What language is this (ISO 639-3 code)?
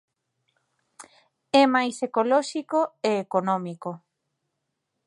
glg